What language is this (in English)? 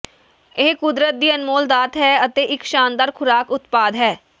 Punjabi